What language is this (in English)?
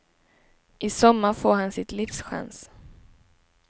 Swedish